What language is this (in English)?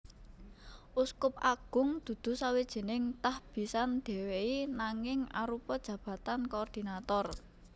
Javanese